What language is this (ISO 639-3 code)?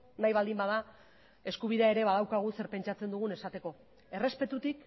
eus